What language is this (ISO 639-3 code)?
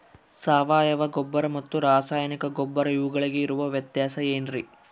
kan